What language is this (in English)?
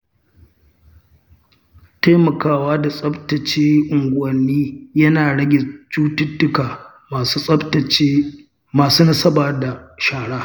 Hausa